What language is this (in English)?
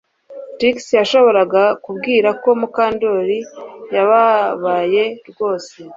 Kinyarwanda